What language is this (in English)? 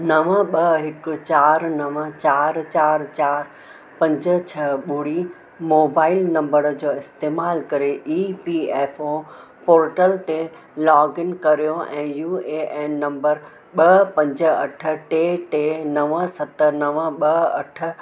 Sindhi